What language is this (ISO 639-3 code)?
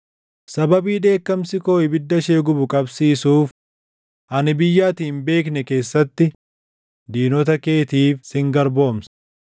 orm